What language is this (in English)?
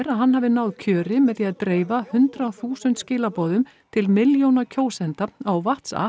Icelandic